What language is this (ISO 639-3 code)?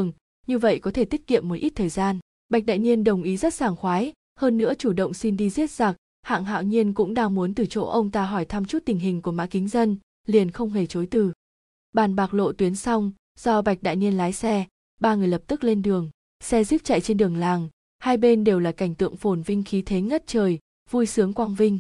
vie